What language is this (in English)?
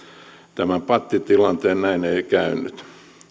Finnish